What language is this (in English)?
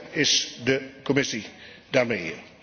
Dutch